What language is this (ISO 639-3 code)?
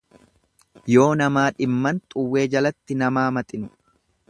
orm